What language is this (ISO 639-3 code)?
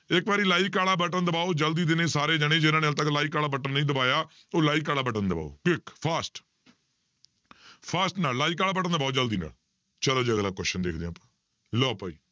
pan